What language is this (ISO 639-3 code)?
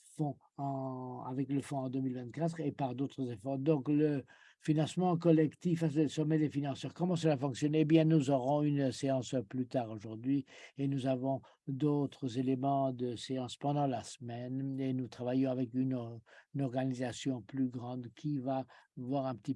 fra